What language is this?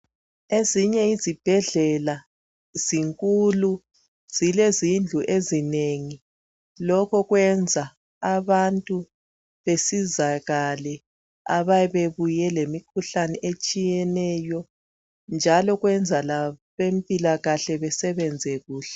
North Ndebele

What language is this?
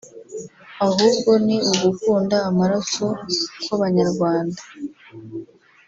Kinyarwanda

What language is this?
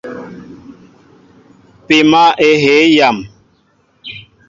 Mbo (Cameroon)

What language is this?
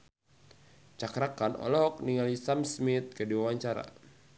Sundanese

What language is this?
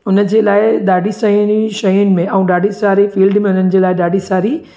Sindhi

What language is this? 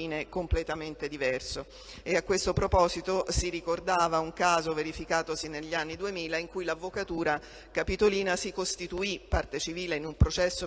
Italian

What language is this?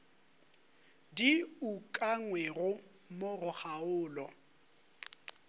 Northern Sotho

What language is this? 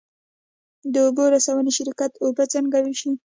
Pashto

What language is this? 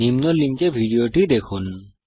Bangla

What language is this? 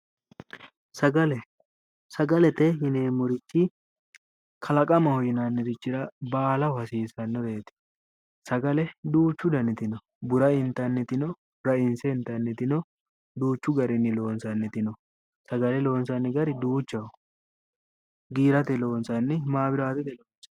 Sidamo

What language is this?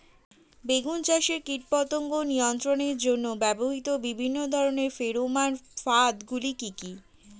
Bangla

